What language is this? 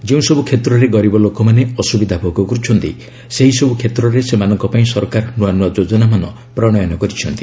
Odia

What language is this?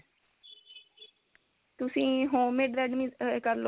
Punjabi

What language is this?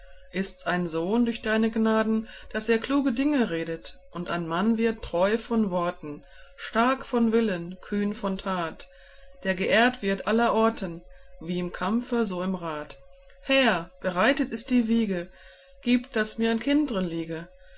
German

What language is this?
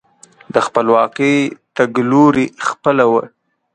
Pashto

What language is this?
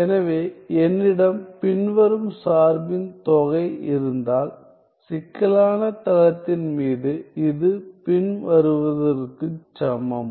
Tamil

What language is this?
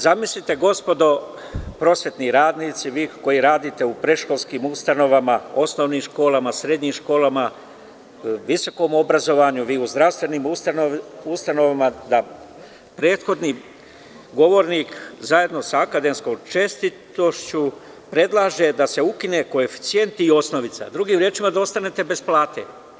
Serbian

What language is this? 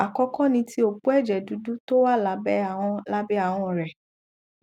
Yoruba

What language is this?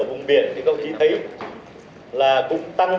Vietnamese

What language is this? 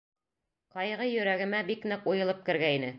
Bashkir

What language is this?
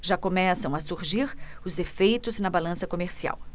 Portuguese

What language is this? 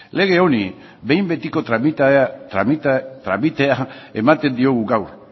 Basque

